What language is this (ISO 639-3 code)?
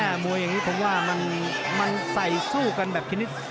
tha